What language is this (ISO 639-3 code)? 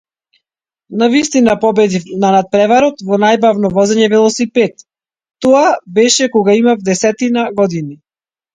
mkd